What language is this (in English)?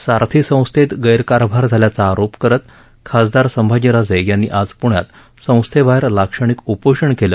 Marathi